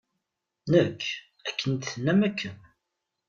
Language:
Kabyle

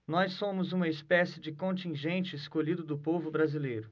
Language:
Portuguese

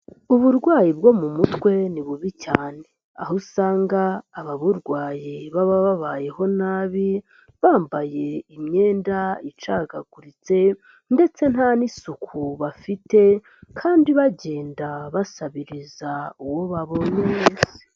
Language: Kinyarwanda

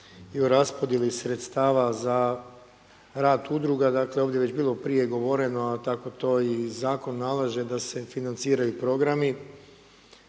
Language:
Croatian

